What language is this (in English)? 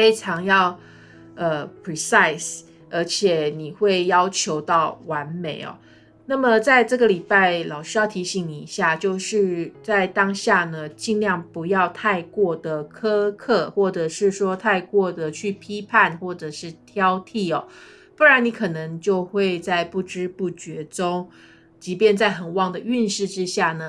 Chinese